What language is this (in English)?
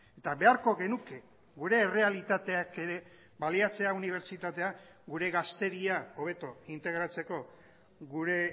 Basque